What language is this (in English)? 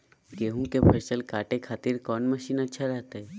Magahi